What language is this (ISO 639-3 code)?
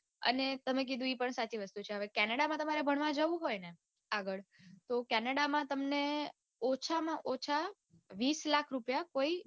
guj